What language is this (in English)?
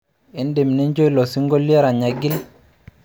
Masai